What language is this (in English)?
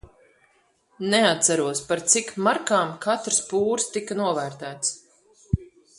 Latvian